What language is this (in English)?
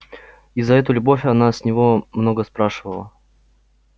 Russian